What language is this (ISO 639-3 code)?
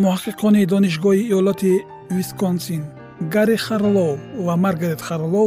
fas